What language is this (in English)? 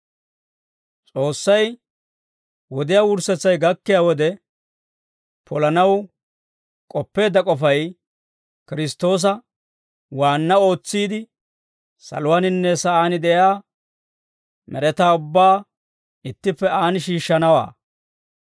Dawro